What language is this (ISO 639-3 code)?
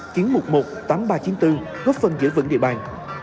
vie